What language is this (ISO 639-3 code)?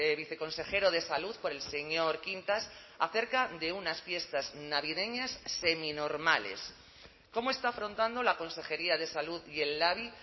spa